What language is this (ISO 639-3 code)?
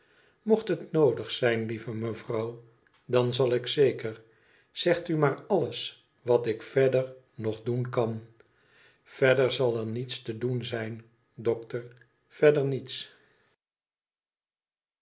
nld